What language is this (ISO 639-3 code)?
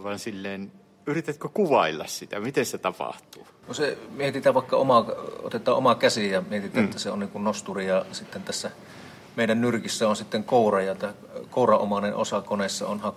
fin